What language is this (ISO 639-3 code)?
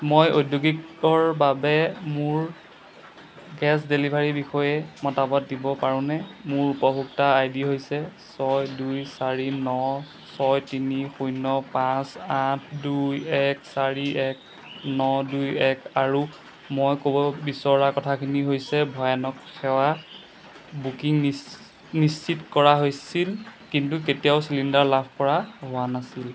asm